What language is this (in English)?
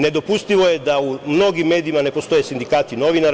Serbian